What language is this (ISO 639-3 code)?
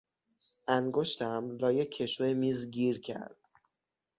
fas